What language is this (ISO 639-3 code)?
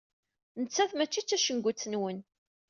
kab